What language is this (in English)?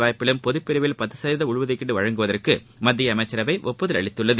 Tamil